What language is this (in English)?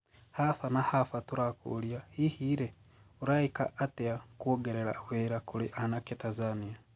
Kikuyu